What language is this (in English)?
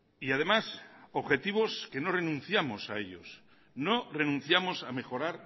Spanish